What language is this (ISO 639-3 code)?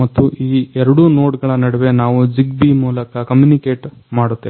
kan